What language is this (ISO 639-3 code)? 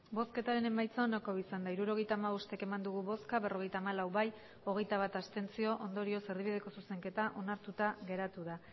eus